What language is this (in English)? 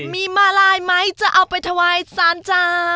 Thai